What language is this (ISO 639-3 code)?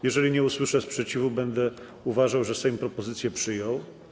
pol